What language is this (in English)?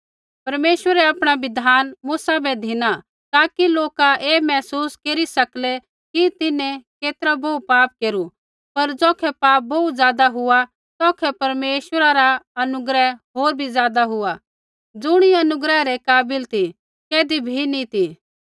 Kullu Pahari